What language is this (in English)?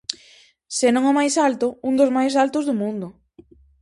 Galician